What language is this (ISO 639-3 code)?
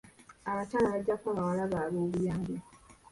lug